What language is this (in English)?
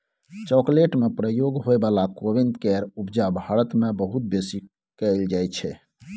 Maithili